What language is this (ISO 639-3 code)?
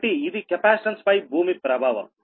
tel